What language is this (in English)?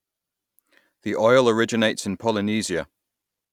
English